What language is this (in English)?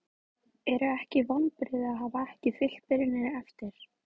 Icelandic